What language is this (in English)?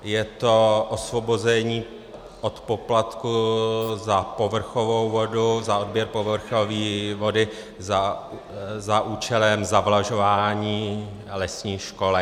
Czech